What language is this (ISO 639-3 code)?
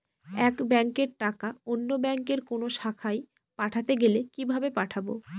ben